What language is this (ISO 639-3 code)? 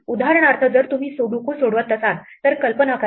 mar